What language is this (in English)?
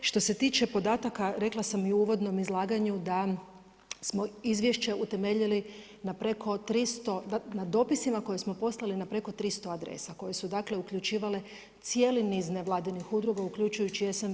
Croatian